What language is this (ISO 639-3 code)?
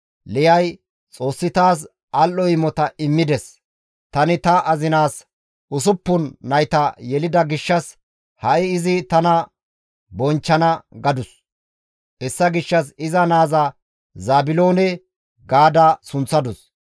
gmv